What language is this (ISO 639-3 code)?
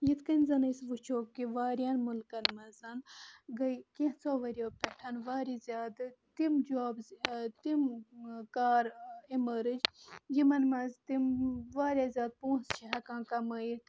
kas